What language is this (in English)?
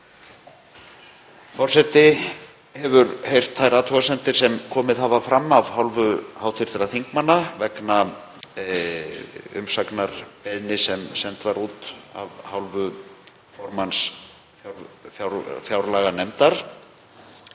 Icelandic